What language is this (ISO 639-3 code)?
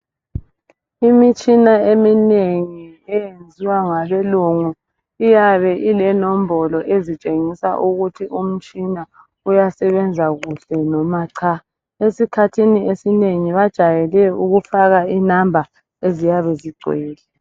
nde